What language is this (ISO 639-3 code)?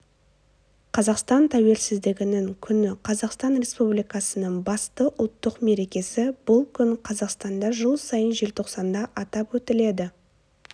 kaz